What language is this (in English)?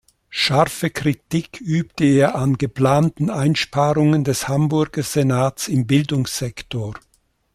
German